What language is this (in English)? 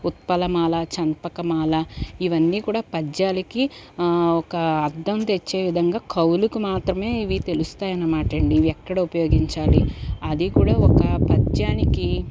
Telugu